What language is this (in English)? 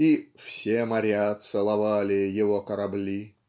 Russian